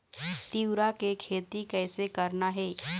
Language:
Chhattisgarhi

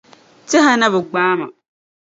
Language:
Dagbani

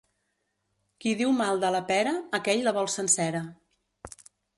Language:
Catalan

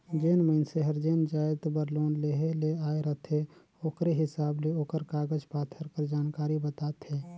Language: Chhattisgarhi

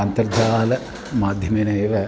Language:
Sanskrit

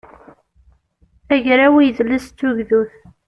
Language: Kabyle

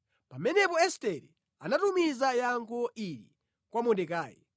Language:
Nyanja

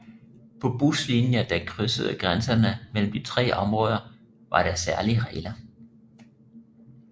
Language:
Danish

